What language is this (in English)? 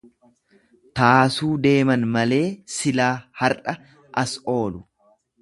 Oromo